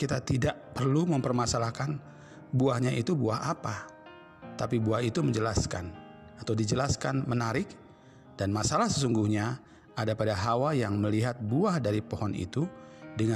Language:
Indonesian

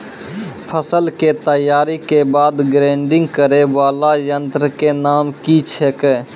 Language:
Maithili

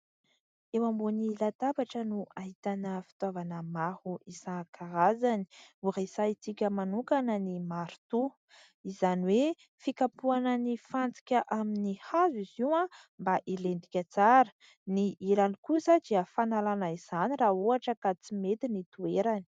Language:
Malagasy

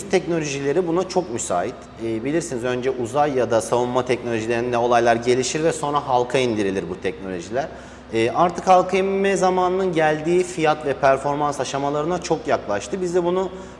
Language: Turkish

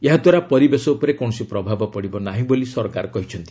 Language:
Odia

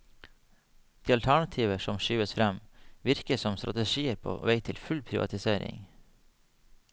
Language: Norwegian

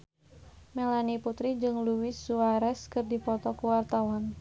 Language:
Sundanese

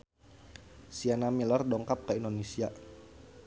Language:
Sundanese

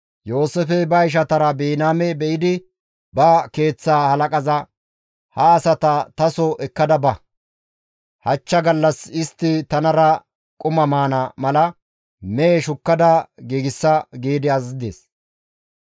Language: Gamo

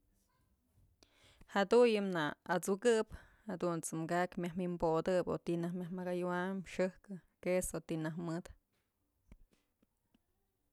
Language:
Mazatlán Mixe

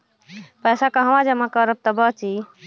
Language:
Bhojpuri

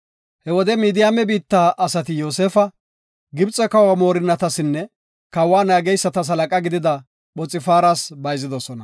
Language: Gofa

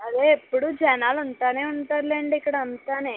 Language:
Telugu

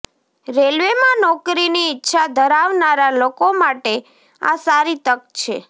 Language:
Gujarati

